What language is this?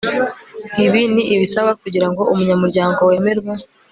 Kinyarwanda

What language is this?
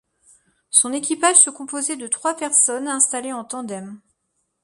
French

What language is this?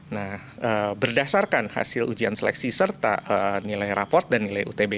Indonesian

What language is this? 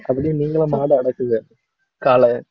Tamil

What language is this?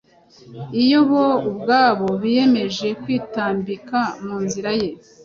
Kinyarwanda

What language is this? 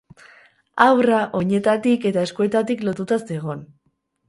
Basque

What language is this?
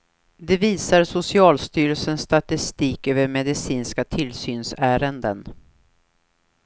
Swedish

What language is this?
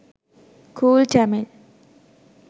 Sinhala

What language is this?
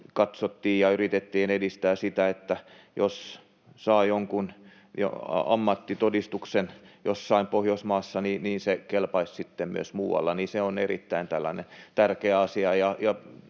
Finnish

